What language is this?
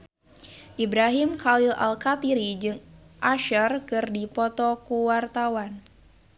Sundanese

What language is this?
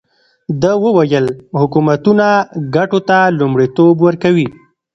Pashto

